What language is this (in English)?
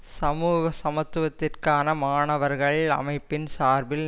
Tamil